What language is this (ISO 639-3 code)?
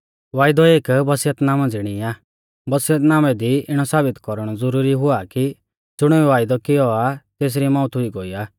bfz